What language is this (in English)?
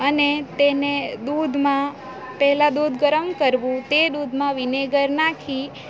Gujarati